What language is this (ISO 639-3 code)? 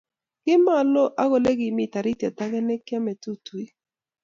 kln